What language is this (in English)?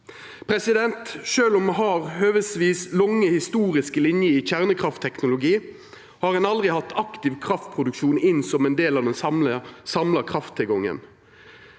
Norwegian